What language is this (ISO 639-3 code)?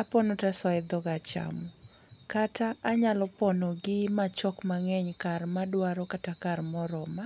luo